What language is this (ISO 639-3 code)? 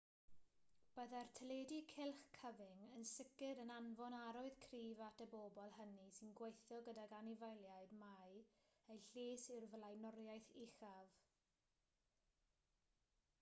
cym